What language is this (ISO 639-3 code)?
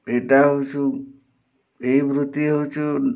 ori